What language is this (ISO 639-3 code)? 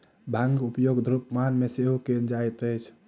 mai